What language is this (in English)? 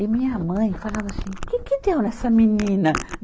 Portuguese